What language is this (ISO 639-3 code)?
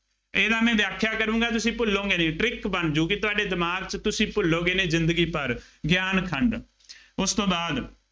pan